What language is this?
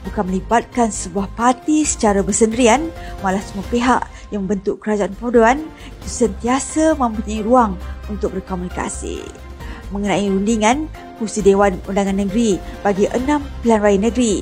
Malay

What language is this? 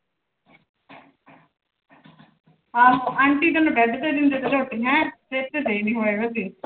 Punjabi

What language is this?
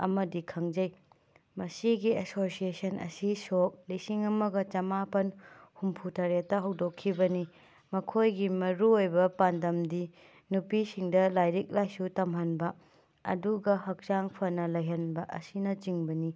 Manipuri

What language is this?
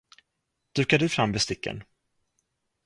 Swedish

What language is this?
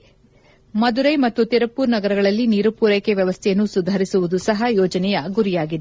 Kannada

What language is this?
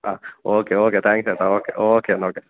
Malayalam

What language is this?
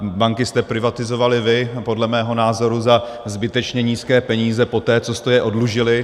Czech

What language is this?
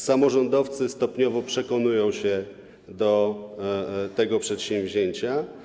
Polish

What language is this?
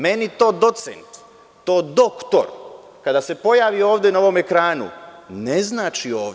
Serbian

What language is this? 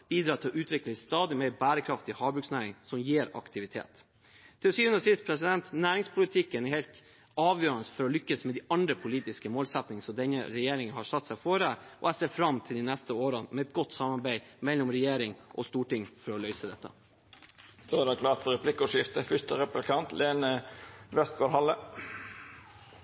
Norwegian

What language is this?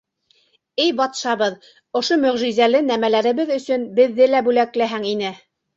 Bashkir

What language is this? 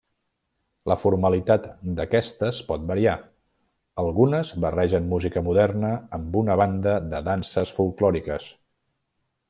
Catalan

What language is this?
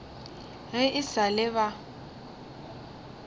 Northern Sotho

